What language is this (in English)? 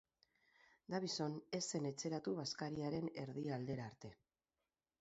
Basque